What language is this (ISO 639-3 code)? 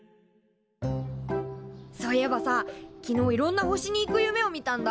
jpn